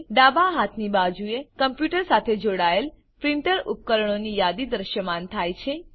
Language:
Gujarati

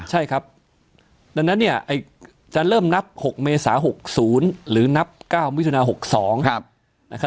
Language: Thai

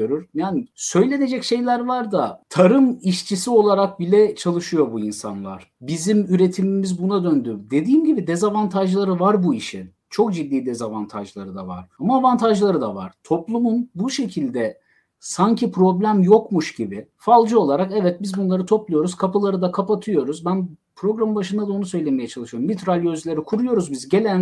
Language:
Turkish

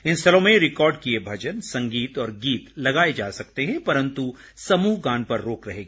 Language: Hindi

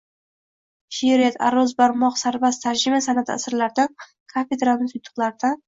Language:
Uzbek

